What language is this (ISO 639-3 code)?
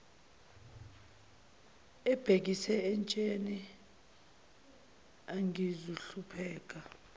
zul